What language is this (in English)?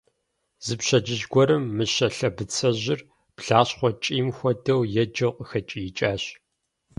Kabardian